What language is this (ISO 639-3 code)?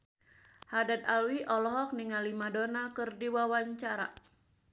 sun